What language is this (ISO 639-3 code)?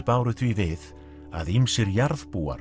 isl